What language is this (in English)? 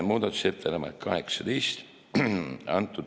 Estonian